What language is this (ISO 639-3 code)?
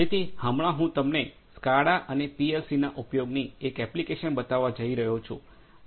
guj